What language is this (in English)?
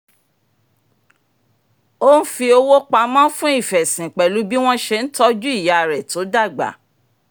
Yoruba